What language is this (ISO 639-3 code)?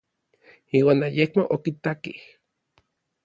nlv